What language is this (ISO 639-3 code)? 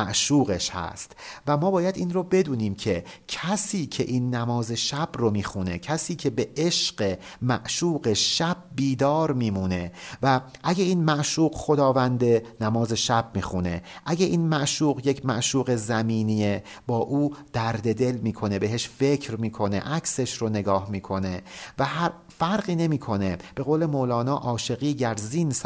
fas